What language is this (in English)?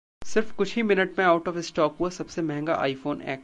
Hindi